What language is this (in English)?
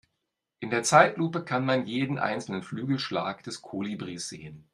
German